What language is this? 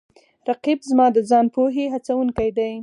Pashto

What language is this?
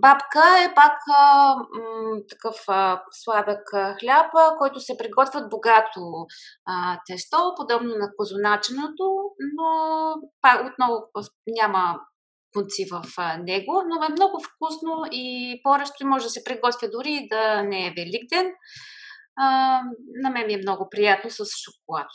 Bulgarian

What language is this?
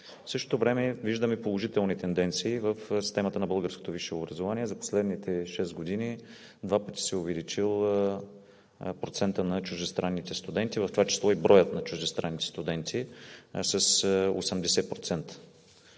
Bulgarian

